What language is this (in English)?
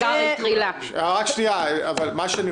Hebrew